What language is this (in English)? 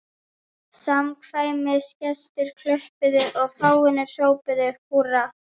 Icelandic